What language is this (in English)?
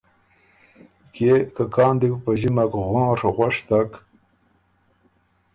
Ormuri